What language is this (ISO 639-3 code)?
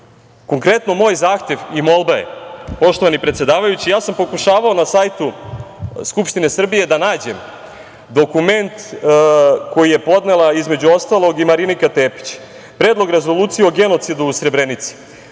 srp